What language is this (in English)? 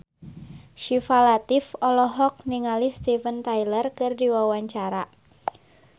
Sundanese